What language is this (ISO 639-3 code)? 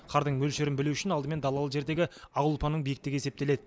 kaz